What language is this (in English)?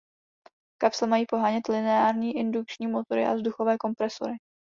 Czech